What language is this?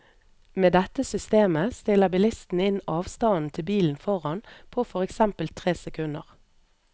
Norwegian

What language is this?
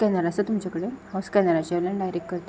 Konkani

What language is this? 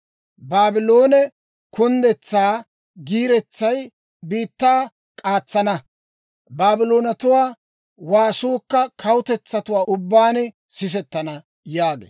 Dawro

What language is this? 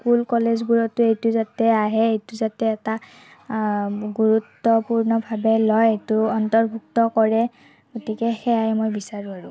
Assamese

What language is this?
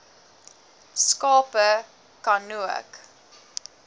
Afrikaans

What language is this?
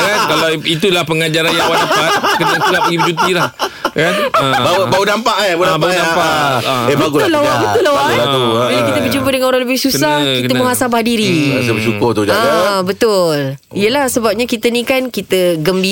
Malay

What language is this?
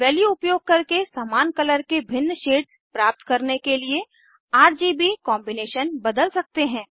Hindi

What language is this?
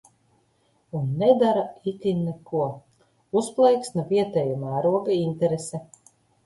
Latvian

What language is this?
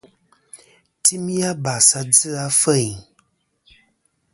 Kom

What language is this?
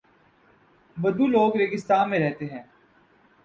Urdu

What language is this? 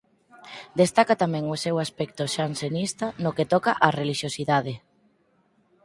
Galician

